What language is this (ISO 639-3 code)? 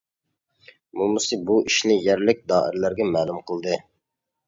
uig